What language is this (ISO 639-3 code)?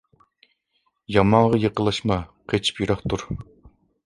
uig